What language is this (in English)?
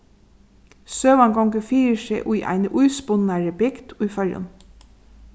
Faroese